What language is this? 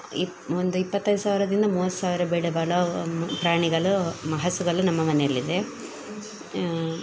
Kannada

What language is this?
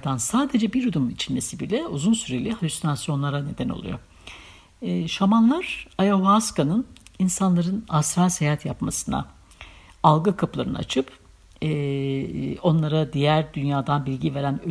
Turkish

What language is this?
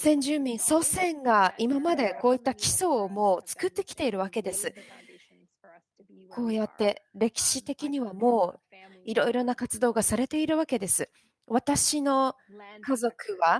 Japanese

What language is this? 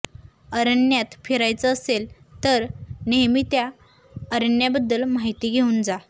Marathi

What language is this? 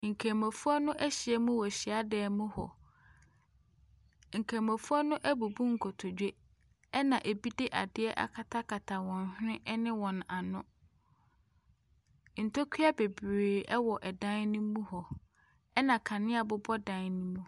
Akan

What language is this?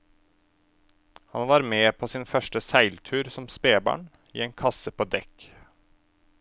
Norwegian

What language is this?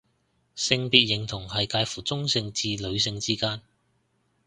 Cantonese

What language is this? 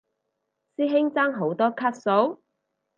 Cantonese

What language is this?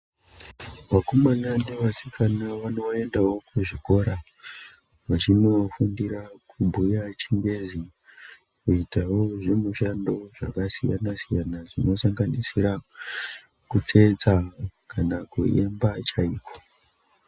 Ndau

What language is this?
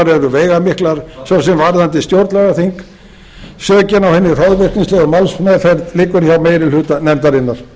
Icelandic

